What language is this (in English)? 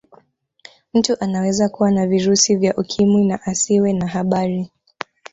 Swahili